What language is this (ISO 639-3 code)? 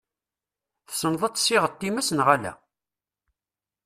kab